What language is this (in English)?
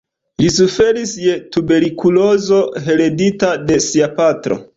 Esperanto